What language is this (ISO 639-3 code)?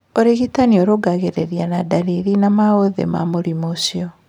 kik